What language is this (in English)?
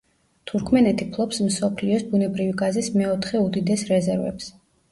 Georgian